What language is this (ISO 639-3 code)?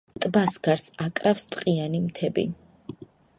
kat